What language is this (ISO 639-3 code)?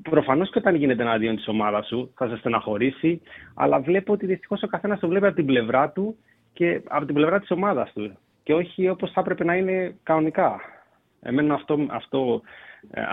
ell